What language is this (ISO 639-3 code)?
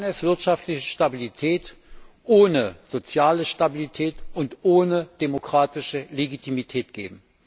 deu